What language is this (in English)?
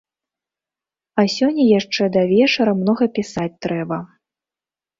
Belarusian